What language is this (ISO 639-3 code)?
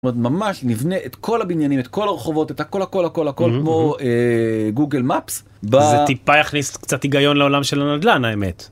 heb